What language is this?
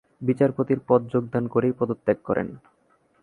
Bangla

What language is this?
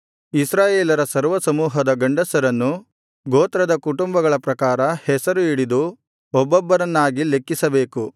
Kannada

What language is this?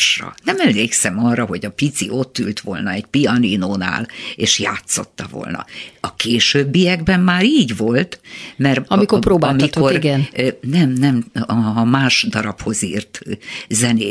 Hungarian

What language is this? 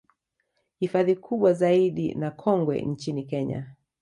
Swahili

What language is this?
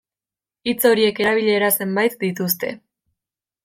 Basque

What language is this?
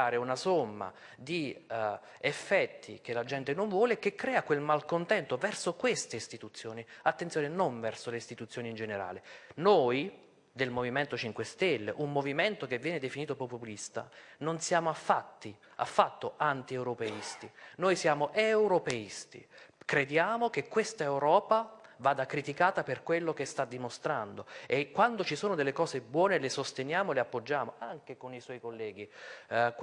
Italian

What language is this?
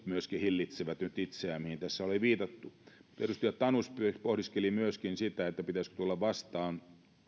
Finnish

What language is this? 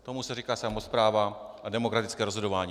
Czech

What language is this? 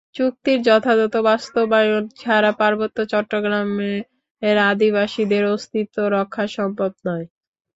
Bangla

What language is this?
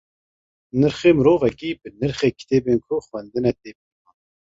Kurdish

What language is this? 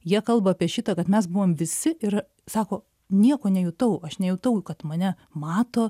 Lithuanian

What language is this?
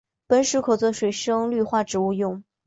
Chinese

